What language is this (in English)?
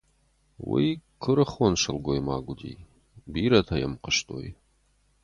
Ossetic